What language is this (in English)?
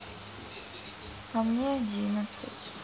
Russian